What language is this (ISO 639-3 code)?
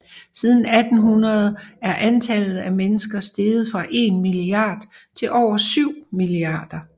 dan